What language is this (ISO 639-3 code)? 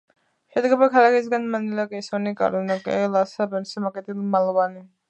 kat